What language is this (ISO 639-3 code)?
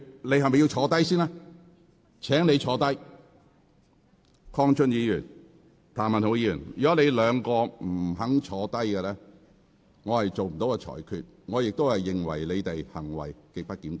yue